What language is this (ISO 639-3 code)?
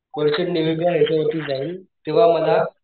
mar